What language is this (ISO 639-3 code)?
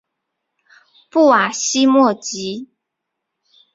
zho